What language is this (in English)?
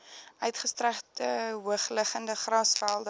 Afrikaans